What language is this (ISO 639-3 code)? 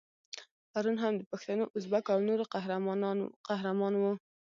pus